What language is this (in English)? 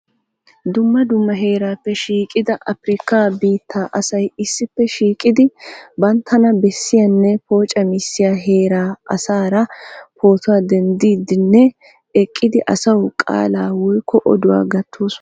Wolaytta